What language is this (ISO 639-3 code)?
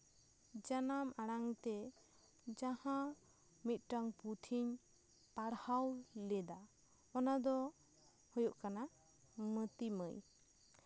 sat